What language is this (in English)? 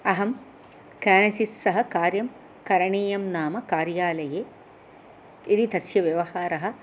Sanskrit